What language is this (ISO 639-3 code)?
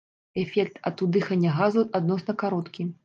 bel